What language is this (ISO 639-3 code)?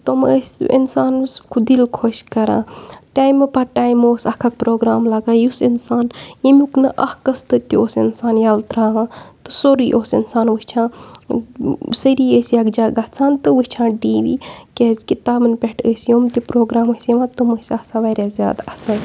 kas